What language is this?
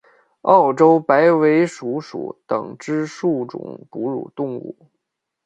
Chinese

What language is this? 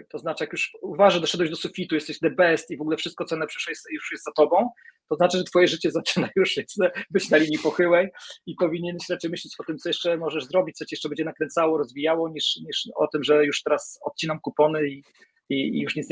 Polish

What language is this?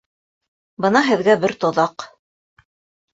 Bashkir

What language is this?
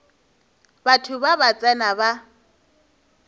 Northern Sotho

